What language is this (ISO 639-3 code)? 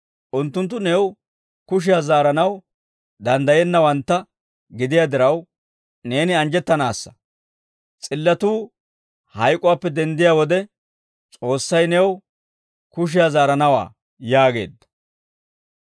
dwr